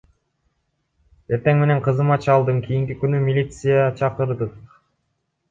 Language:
Kyrgyz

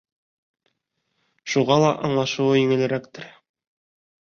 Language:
Bashkir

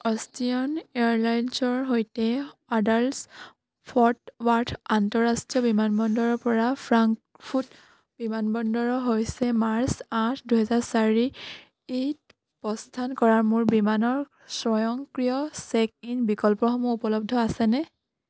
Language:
Assamese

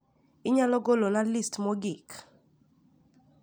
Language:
Luo (Kenya and Tanzania)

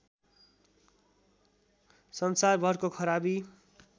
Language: Nepali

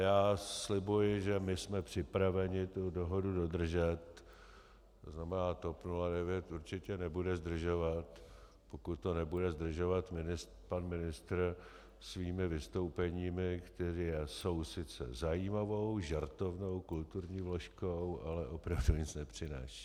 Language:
Czech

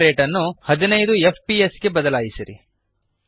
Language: Kannada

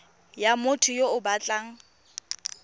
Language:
Tswana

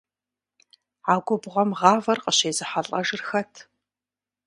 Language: Kabardian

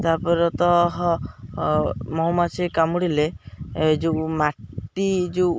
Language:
Odia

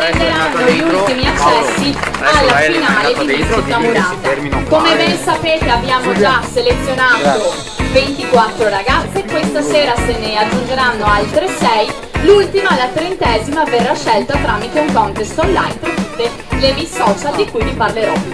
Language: Italian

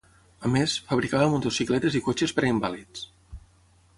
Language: Catalan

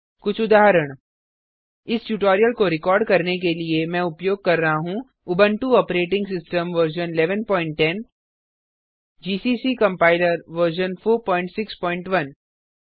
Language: Hindi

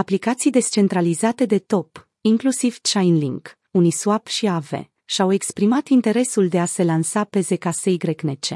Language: Romanian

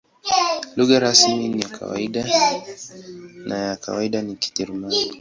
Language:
Swahili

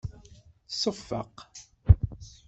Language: Kabyle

